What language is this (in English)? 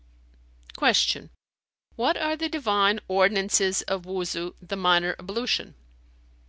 English